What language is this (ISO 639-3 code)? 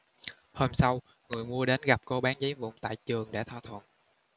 vie